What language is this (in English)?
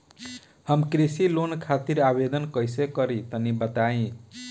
Bhojpuri